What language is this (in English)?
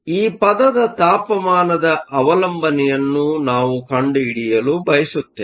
Kannada